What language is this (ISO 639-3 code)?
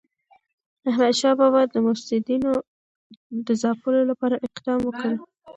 pus